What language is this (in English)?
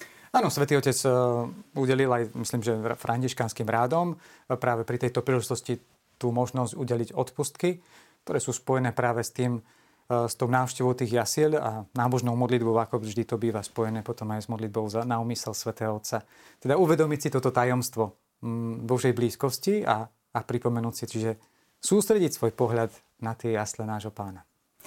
Slovak